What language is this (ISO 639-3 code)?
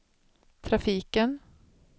swe